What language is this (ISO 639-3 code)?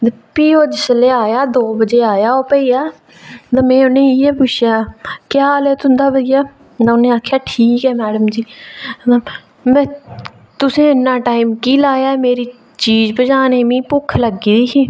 doi